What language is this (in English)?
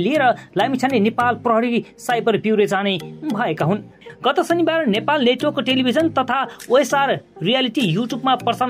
Romanian